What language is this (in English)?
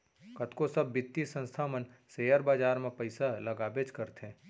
Chhattisgarhi